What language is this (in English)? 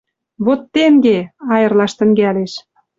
Western Mari